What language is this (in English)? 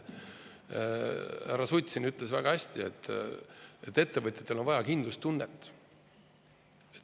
Estonian